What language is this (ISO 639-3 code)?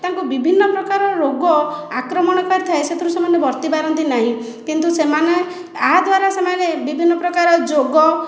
ori